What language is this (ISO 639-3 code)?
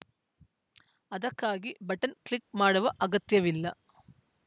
kan